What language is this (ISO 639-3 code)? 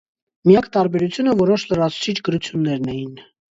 hye